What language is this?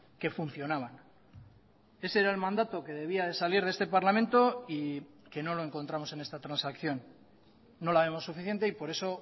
Spanish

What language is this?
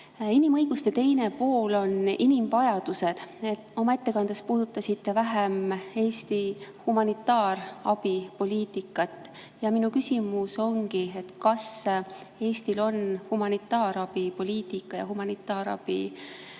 Estonian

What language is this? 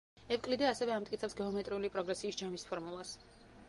Georgian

